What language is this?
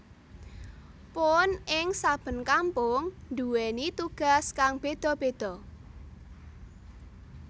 Javanese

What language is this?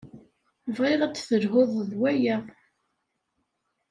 Kabyle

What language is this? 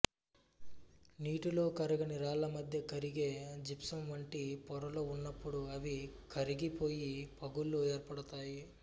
Telugu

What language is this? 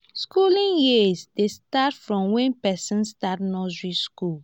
Nigerian Pidgin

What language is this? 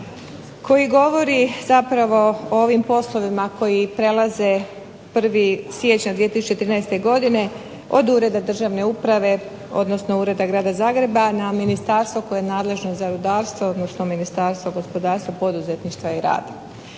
Croatian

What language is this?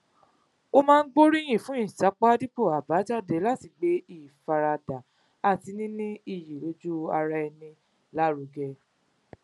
Yoruba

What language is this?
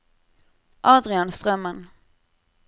Norwegian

